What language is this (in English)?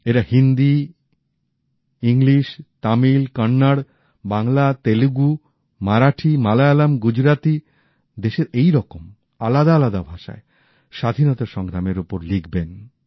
Bangla